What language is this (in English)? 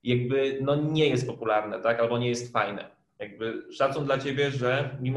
Polish